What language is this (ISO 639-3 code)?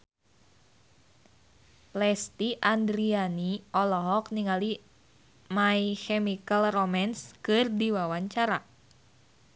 sun